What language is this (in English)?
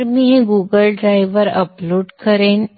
Marathi